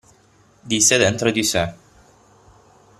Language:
Italian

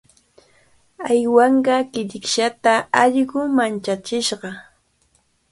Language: Cajatambo North Lima Quechua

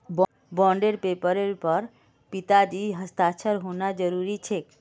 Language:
Magahi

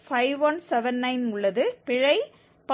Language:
Tamil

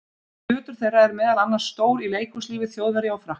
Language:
Icelandic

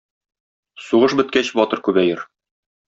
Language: Tatar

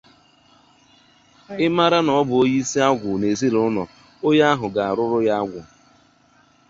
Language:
Igbo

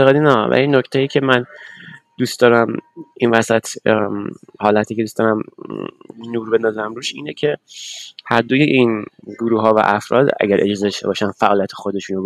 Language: Persian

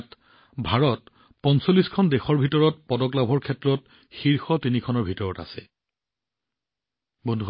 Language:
Assamese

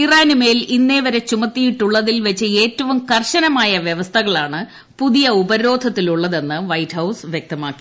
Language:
Malayalam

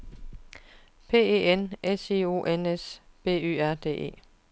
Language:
Danish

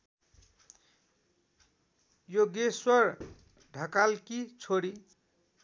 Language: Nepali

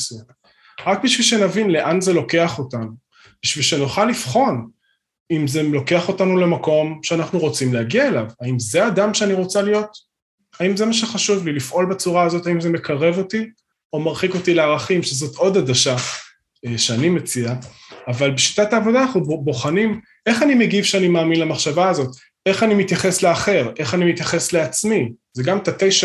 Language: Hebrew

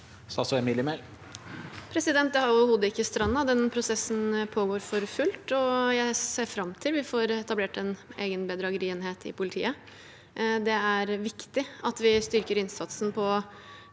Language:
Norwegian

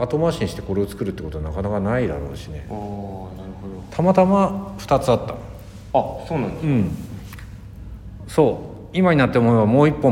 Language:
Japanese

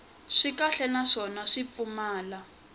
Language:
Tsonga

